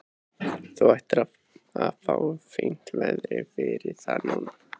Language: Icelandic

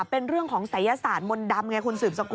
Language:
Thai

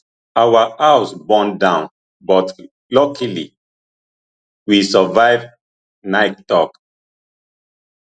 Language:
Nigerian Pidgin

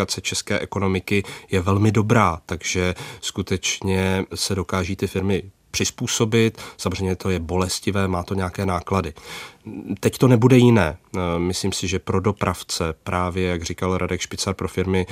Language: Czech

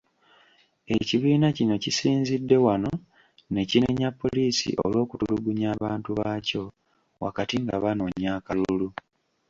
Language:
Ganda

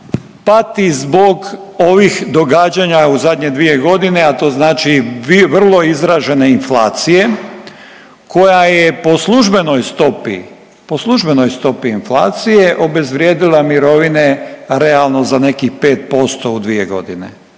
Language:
Croatian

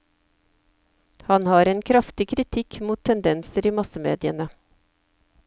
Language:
Norwegian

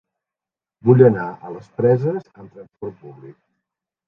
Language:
Catalan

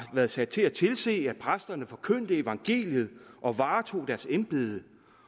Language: Danish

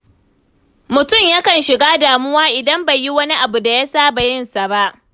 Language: Hausa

